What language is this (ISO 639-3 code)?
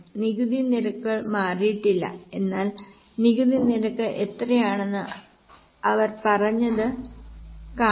mal